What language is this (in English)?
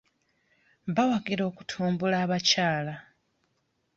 Ganda